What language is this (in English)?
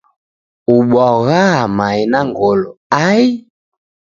Taita